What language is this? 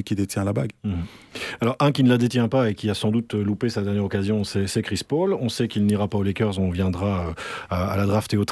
French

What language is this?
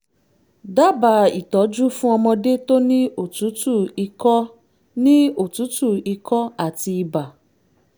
Yoruba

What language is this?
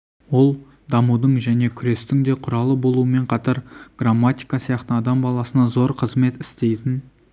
Kazakh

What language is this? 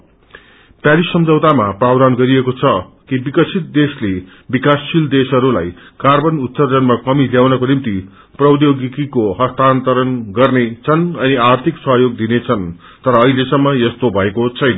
Nepali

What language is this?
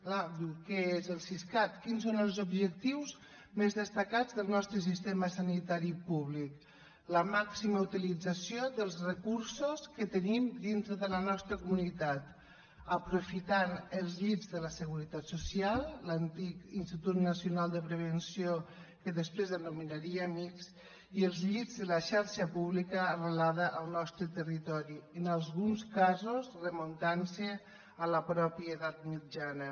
Catalan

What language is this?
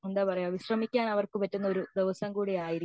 Malayalam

